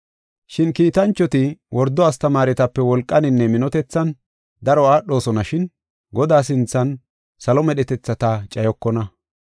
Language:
Gofa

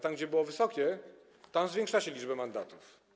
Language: Polish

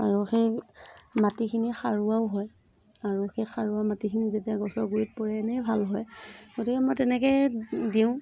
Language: Assamese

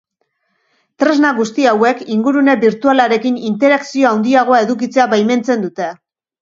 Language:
Basque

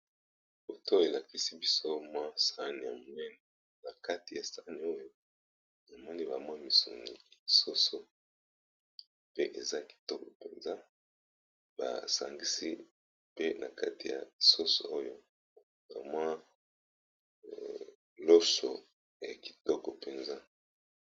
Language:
Lingala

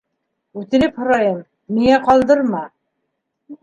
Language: Bashkir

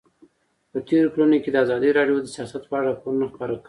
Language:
Pashto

